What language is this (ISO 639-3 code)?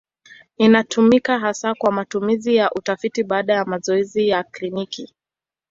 swa